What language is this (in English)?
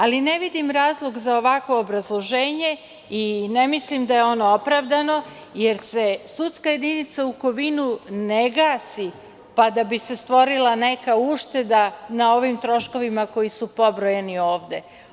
Serbian